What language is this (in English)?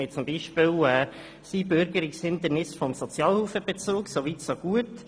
Swiss German